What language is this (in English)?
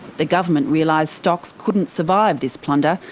English